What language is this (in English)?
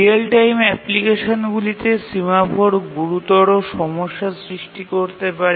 Bangla